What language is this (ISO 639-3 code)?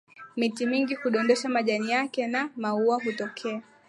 swa